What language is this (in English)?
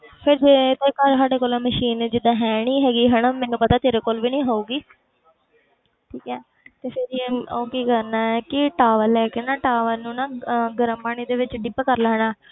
Punjabi